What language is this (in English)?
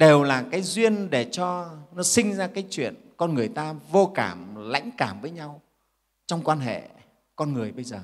Vietnamese